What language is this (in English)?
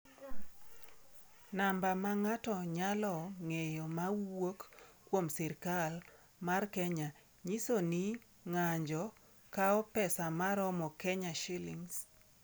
Luo (Kenya and Tanzania)